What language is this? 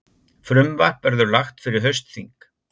Icelandic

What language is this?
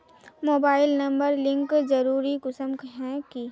Magahi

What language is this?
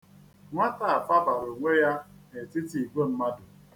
Igbo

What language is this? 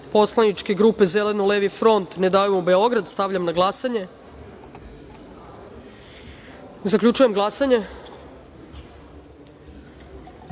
Serbian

